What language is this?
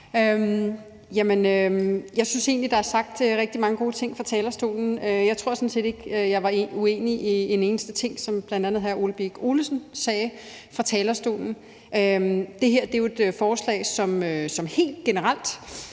Danish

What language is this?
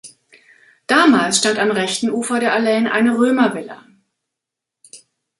German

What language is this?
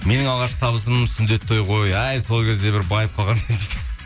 Kazakh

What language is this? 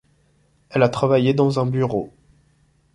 French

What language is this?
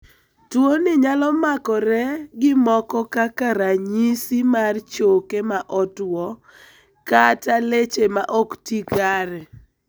Luo (Kenya and Tanzania)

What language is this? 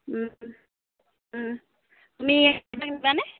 Assamese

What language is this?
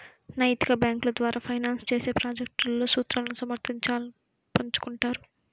Telugu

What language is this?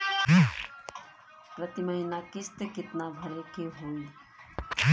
Bhojpuri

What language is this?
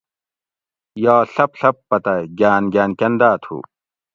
Gawri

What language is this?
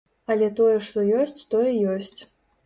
Belarusian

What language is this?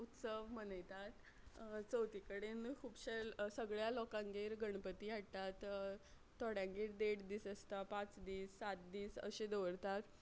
Konkani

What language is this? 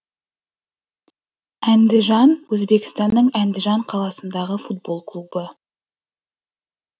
Kazakh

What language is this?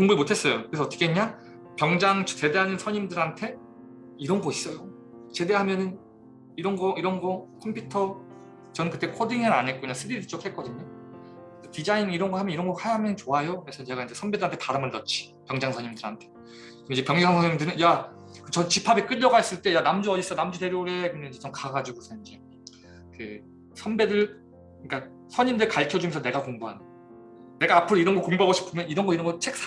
Korean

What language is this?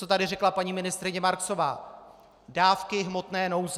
Czech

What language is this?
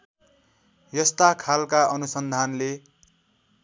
Nepali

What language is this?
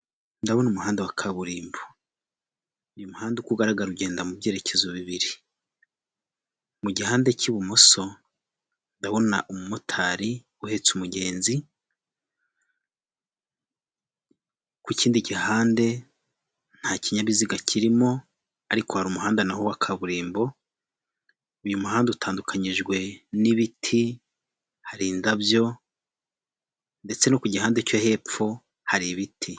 Kinyarwanda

